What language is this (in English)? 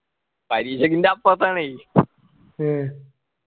Malayalam